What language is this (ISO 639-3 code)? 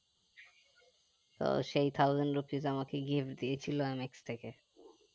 ben